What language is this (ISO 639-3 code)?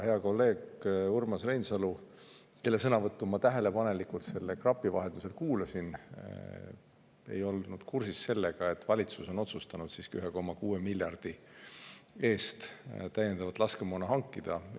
est